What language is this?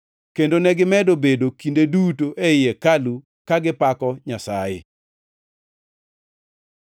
Luo (Kenya and Tanzania)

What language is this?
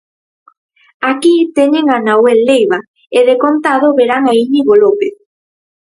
Galician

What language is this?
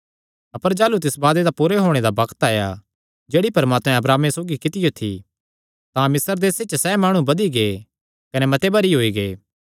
Kangri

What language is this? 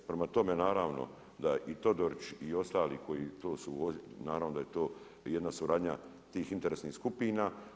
Croatian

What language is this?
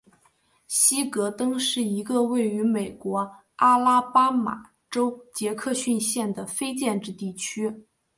Chinese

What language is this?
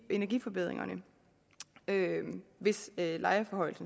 Danish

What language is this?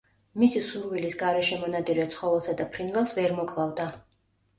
Georgian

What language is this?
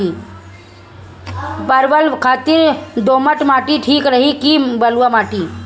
Bhojpuri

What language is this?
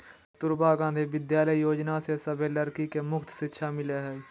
Magahi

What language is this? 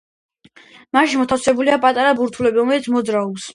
Georgian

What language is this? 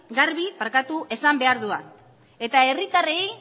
Basque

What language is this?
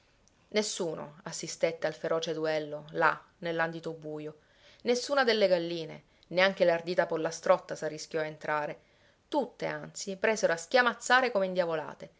Italian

